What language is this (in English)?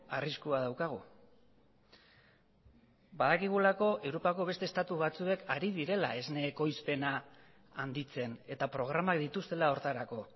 Basque